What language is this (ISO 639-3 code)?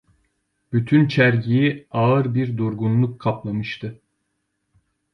tur